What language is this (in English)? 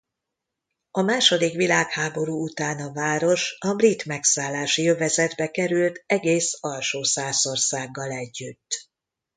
Hungarian